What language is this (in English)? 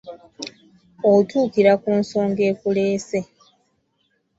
Ganda